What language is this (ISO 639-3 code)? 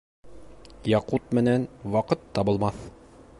bak